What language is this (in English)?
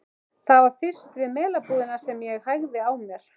Icelandic